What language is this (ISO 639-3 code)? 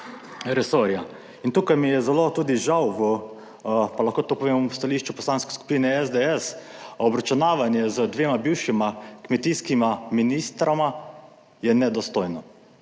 slv